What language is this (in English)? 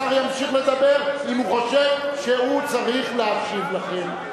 Hebrew